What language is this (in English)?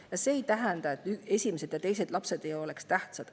Estonian